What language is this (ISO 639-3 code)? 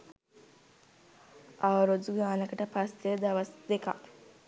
sin